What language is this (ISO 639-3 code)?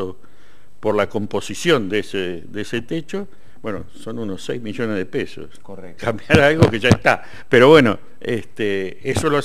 spa